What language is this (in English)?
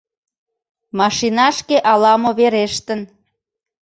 Mari